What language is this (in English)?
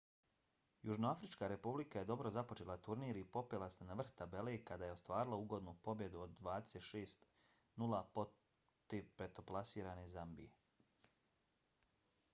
Bosnian